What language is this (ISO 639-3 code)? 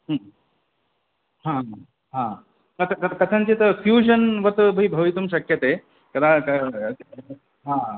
san